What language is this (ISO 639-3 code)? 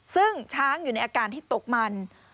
tha